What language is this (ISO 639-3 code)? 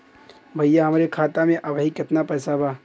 bho